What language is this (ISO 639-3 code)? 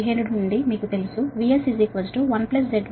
tel